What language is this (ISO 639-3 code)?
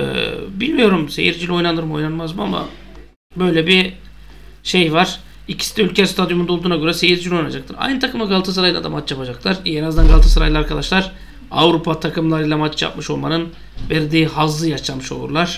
tur